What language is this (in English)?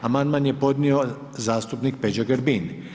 Croatian